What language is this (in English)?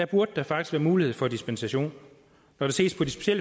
Danish